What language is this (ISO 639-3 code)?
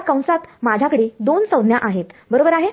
mar